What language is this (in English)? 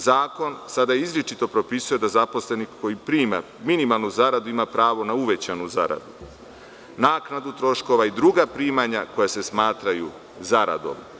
Serbian